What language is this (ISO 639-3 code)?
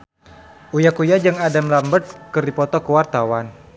sun